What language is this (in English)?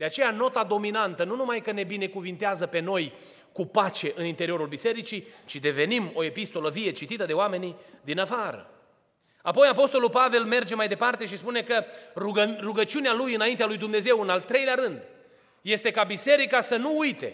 Romanian